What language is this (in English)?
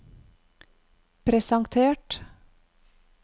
Norwegian